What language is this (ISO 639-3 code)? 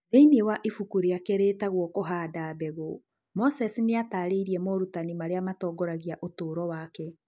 kik